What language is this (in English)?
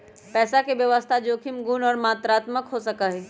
Magahi